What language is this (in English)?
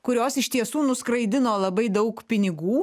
Lithuanian